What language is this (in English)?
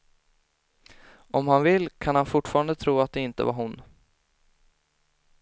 Swedish